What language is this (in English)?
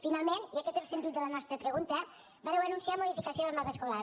Catalan